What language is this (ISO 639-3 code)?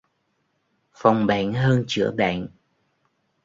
vie